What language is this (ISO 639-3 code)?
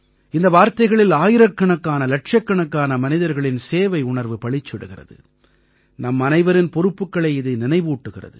tam